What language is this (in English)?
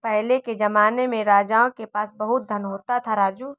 Hindi